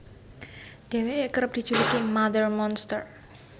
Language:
Javanese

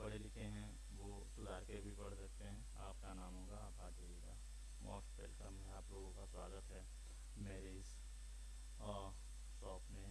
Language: Hindi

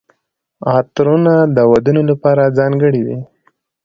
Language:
Pashto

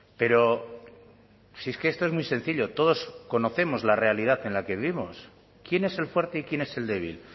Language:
Spanish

